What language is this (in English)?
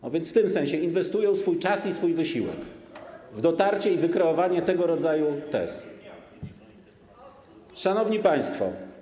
Polish